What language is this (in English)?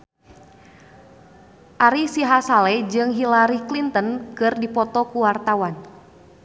Sundanese